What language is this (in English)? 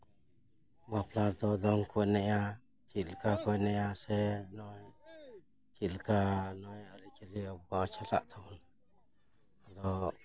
Santali